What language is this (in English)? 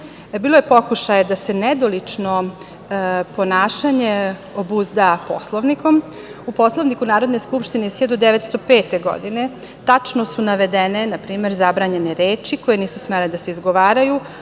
Serbian